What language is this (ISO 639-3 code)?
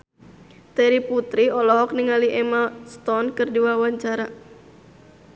sun